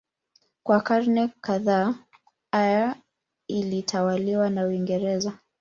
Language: Swahili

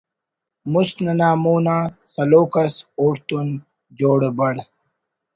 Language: Brahui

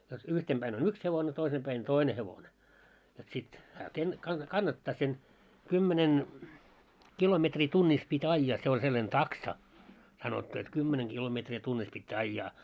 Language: Finnish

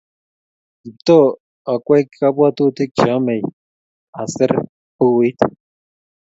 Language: Kalenjin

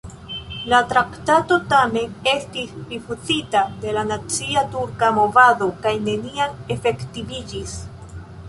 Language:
Esperanto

